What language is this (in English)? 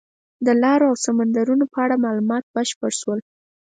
Pashto